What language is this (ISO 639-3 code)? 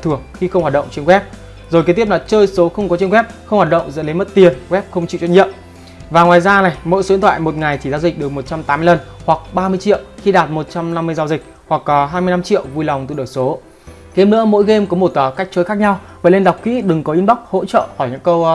vie